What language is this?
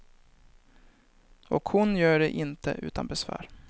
Swedish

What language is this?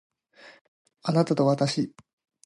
Japanese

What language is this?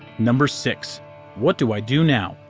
English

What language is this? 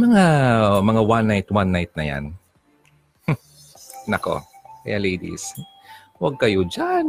Filipino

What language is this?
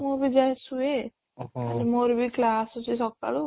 Odia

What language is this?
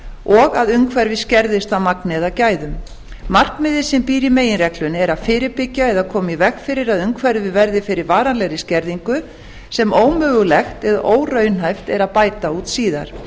Icelandic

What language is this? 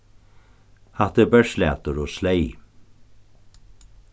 Faroese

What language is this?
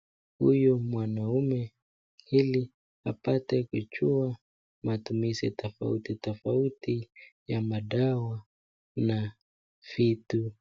Swahili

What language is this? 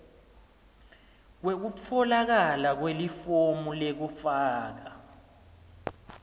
Swati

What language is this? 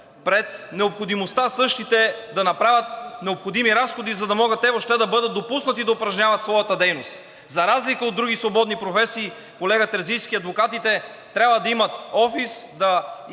Bulgarian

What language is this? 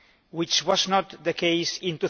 English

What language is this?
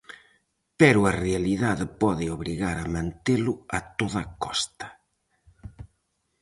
Galician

